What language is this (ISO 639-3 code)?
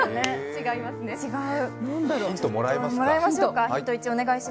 jpn